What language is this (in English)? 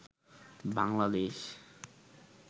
Bangla